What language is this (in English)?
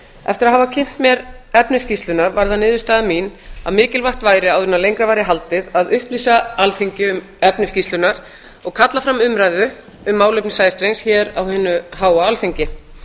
Icelandic